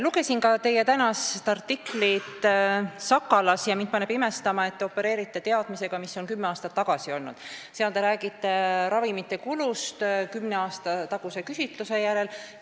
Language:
Estonian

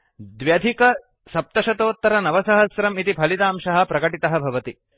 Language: Sanskrit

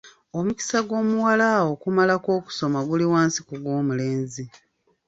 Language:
Ganda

